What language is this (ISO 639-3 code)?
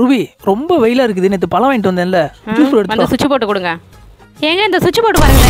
tha